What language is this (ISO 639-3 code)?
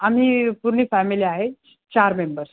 mar